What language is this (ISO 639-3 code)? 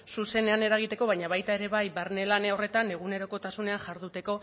eus